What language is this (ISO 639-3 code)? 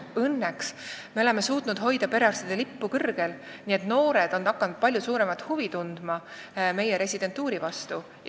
est